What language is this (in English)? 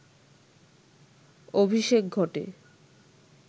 Bangla